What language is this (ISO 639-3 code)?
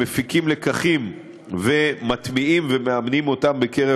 heb